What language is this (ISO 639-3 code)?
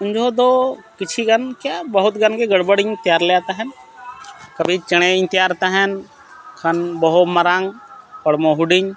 sat